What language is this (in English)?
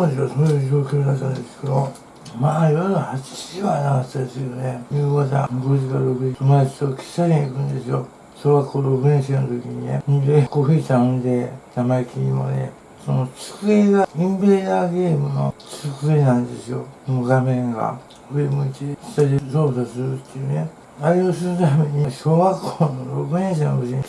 Japanese